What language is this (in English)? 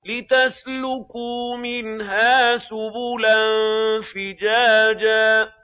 Arabic